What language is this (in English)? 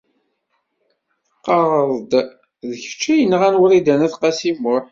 Kabyle